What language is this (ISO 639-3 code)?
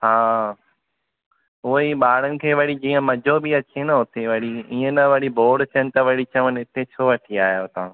snd